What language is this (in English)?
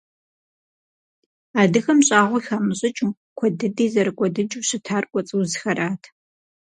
Kabardian